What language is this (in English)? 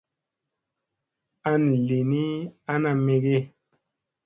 Musey